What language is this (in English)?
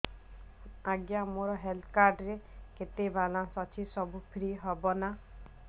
Odia